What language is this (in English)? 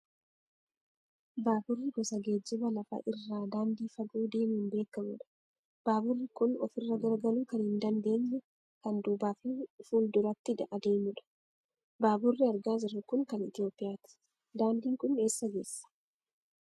Oromo